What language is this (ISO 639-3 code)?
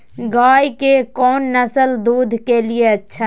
mag